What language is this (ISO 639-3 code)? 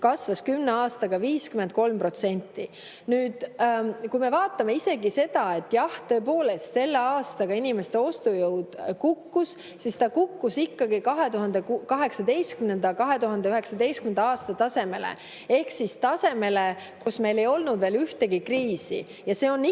est